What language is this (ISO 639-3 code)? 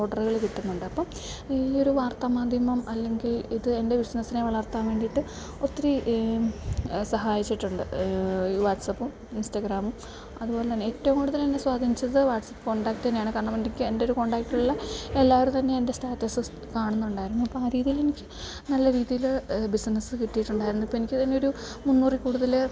mal